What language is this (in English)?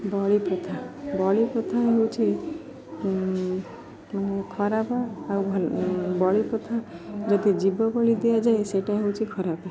Odia